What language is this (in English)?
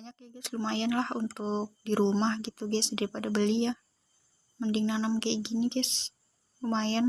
Indonesian